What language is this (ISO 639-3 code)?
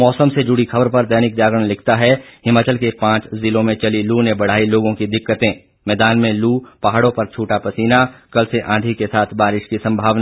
hin